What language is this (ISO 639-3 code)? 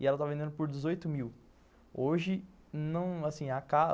por